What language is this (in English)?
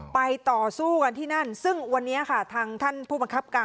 Thai